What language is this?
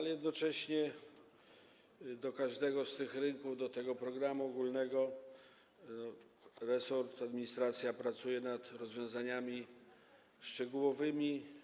Polish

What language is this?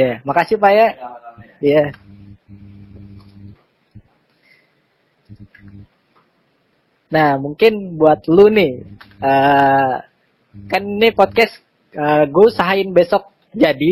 Indonesian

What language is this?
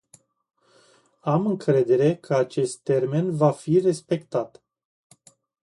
Romanian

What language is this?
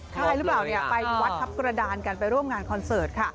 Thai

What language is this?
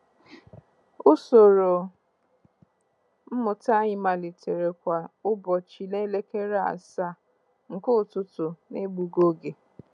Igbo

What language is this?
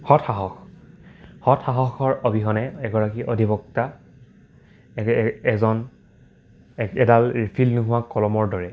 Assamese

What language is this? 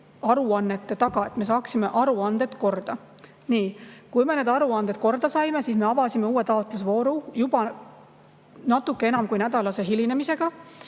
Estonian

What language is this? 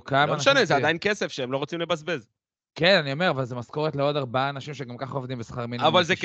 Hebrew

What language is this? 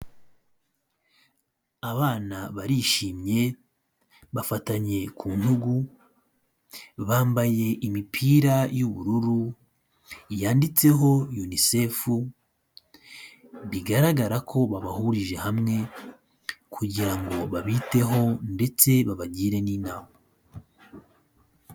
Kinyarwanda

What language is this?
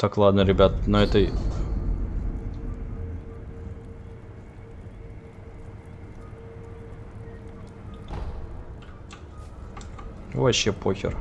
Russian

